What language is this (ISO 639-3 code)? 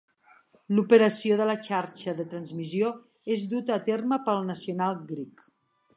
cat